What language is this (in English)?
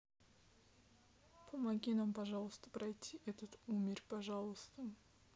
Russian